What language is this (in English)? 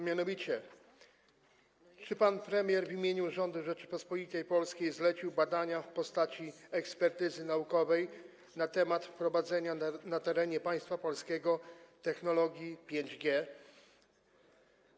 Polish